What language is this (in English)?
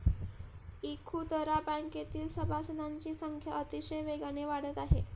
Marathi